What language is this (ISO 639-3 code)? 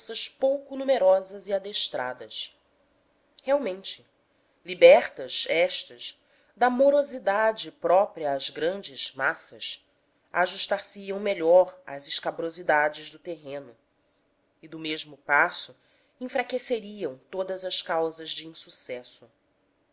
por